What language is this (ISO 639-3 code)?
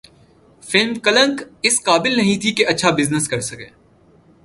urd